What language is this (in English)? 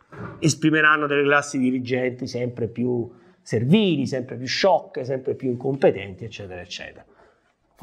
Italian